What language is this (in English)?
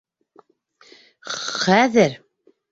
Bashkir